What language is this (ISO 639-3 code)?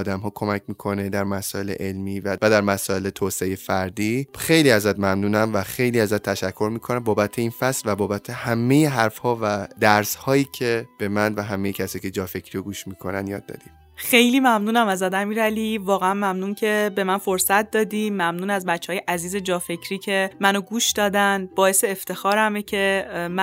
fas